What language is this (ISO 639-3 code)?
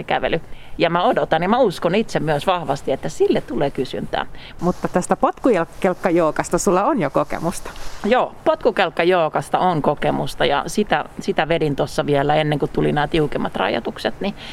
fin